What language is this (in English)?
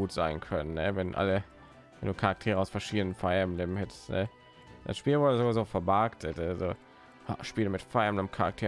German